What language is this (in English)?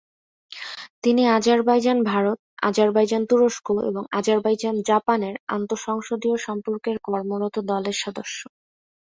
Bangla